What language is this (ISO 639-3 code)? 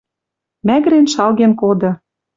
mrj